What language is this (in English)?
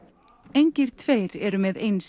Icelandic